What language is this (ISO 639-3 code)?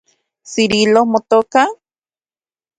ncx